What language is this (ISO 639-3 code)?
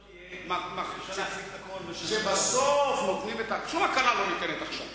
heb